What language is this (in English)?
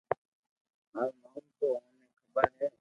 Loarki